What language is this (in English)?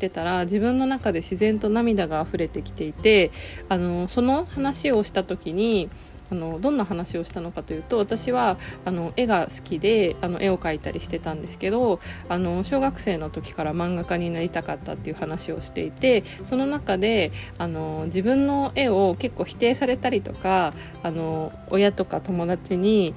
Japanese